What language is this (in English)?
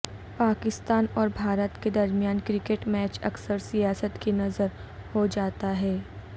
Urdu